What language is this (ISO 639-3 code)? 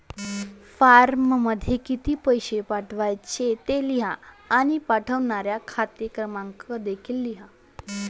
mar